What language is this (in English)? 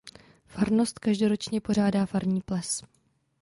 Czech